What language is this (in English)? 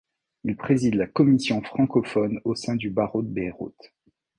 French